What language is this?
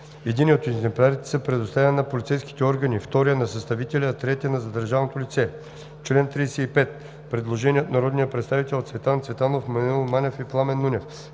Bulgarian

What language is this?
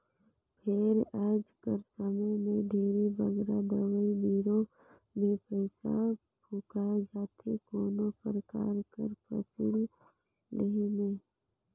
Chhattisgarhi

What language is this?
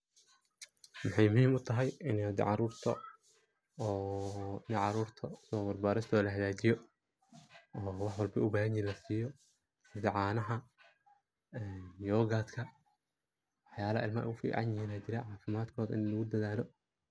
Somali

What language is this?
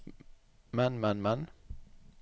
Norwegian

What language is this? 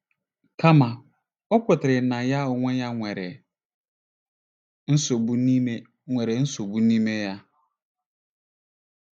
Igbo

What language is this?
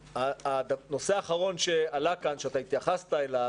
Hebrew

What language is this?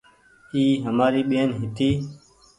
Goaria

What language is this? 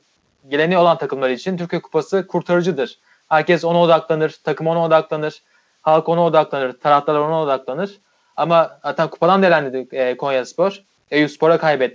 Turkish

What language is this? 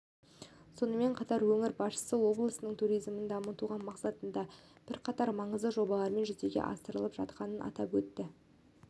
Kazakh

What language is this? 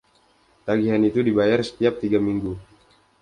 Indonesian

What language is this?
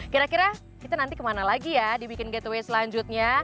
Indonesian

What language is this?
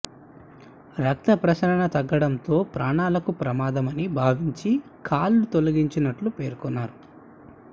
Telugu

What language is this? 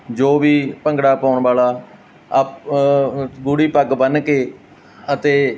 Punjabi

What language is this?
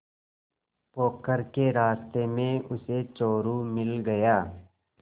Hindi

